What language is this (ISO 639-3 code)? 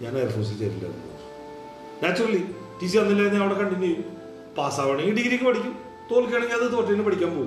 mal